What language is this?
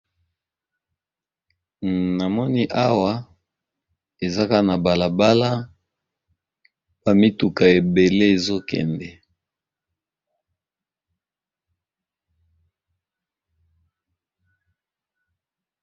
Lingala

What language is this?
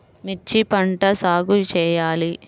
Telugu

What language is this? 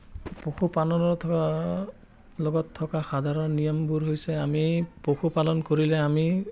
Assamese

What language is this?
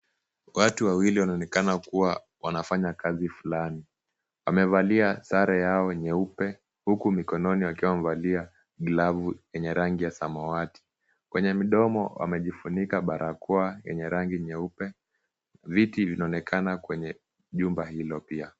Swahili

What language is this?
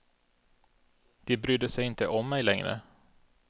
Swedish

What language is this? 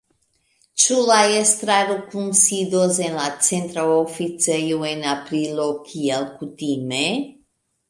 Esperanto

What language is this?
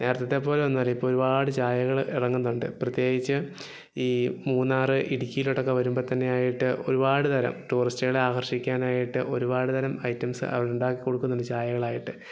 Malayalam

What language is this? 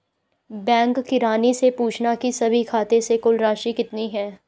Hindi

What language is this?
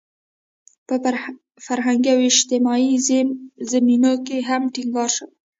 Pashto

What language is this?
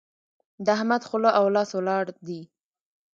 Pashto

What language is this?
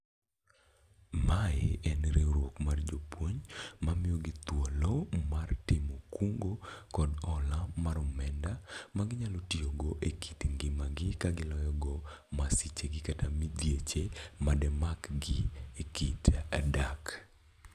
Luo (Kenya and Tanzania)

